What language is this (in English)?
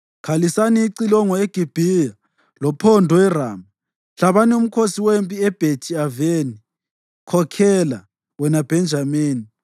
North Ndebele